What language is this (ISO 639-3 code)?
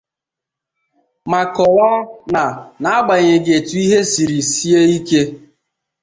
ibo